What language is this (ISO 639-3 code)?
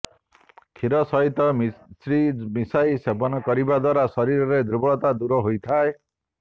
ori